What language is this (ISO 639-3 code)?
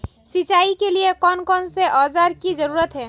mag